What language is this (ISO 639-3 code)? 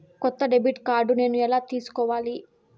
tel